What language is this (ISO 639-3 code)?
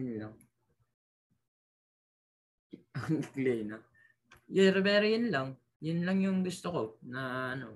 fil